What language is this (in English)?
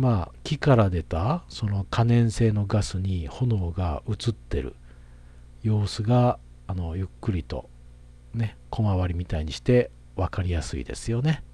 Japanese